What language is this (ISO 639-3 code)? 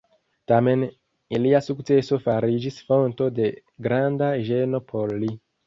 epo